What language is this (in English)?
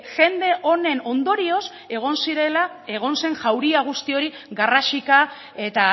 Basque